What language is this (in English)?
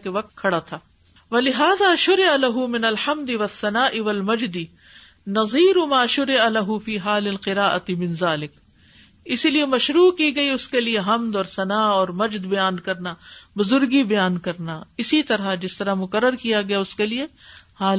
Urdu